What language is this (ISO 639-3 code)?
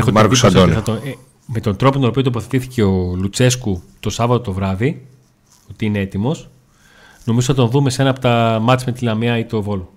ell